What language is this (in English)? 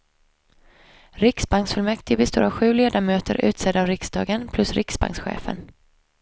Swedish